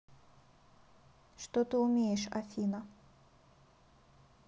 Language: Russian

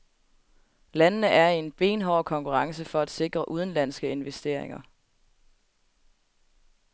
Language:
Danish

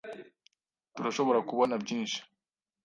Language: Kinyarwanda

